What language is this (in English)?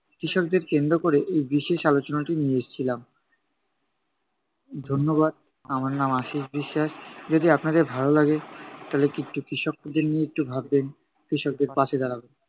Bangla